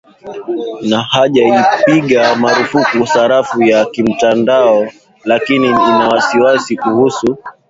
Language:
Swahili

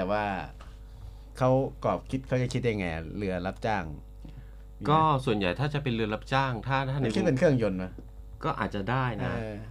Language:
Thai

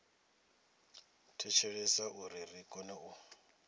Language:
Venda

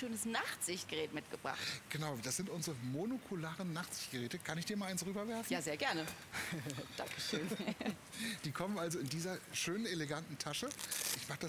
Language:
German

